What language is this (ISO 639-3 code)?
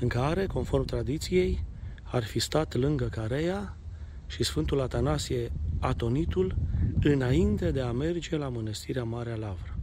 ron